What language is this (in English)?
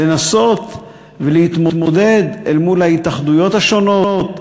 Hebrew